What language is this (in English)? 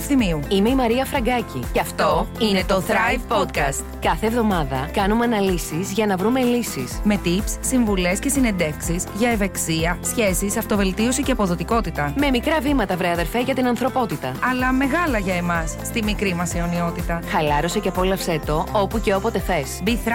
Greek